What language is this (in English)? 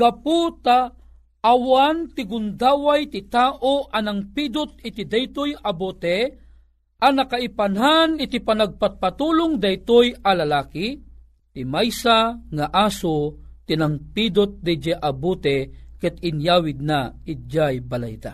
Filipino